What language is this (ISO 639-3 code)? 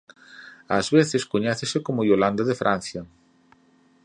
glg